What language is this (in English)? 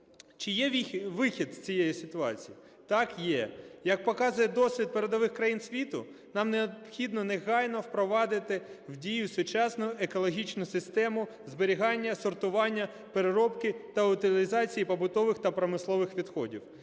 Ukrainian